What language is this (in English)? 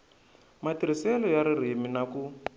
Tsonga